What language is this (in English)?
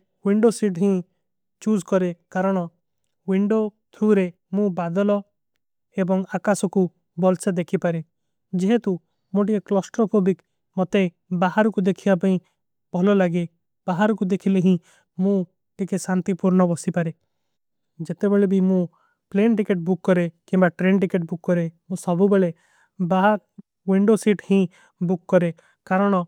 Kui (India)